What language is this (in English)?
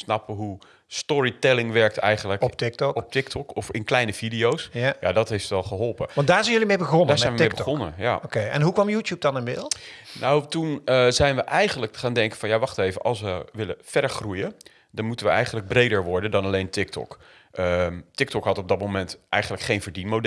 Dutch